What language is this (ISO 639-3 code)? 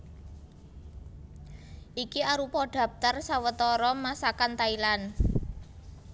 jav